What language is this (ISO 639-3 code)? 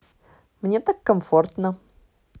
rus